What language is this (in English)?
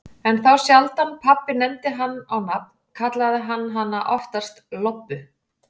Icelandic